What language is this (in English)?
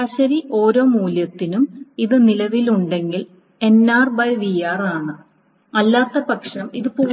Malayalam